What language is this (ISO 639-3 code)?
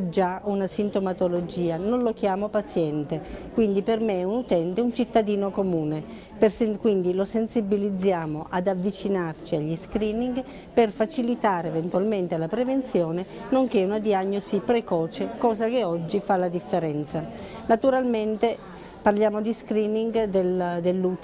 ita